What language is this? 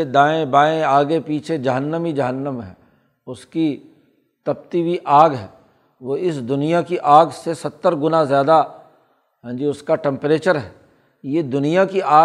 Urdu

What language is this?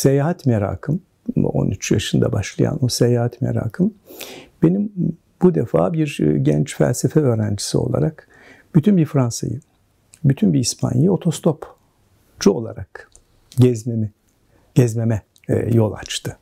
Turkish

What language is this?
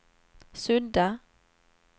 Swedish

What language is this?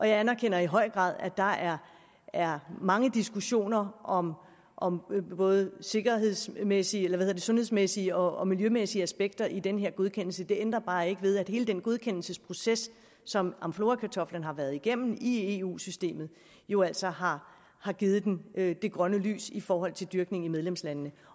Danish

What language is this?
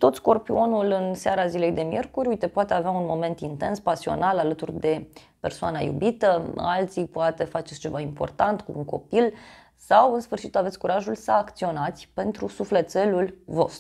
Romanian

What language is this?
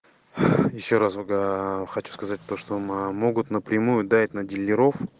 Russian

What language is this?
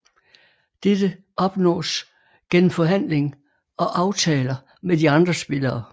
Danish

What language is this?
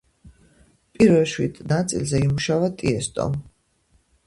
Georgian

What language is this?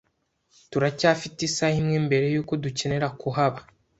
Kinyarwanda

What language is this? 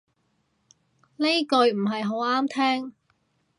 Cantonese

